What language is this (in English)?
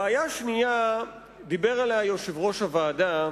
Hebrew